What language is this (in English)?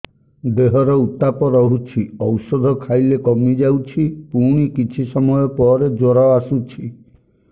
Odia